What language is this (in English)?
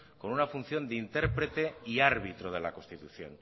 Spanish